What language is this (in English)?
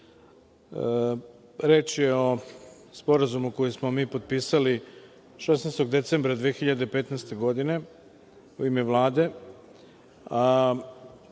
Serbian